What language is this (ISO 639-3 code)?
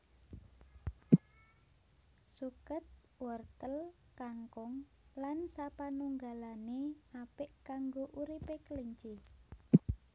jav